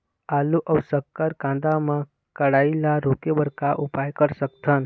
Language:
Chhattisgarhi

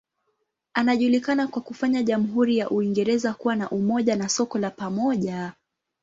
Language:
Swahili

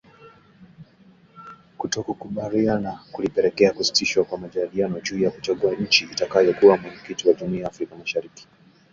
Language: Swahili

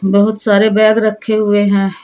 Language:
Hindi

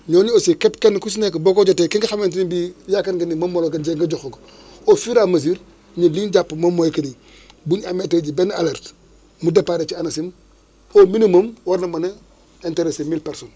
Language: Wolof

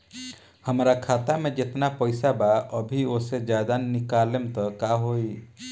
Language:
Bhojpuri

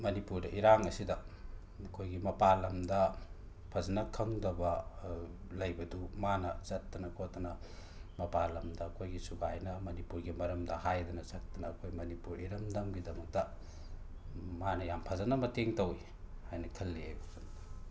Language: Manipuri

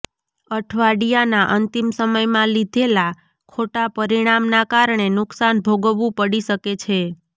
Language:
Gujarati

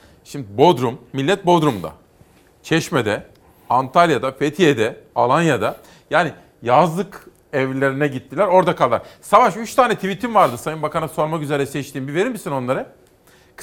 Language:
Turkish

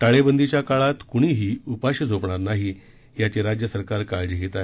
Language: Marathi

